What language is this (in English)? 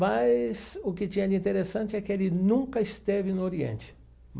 Portuguese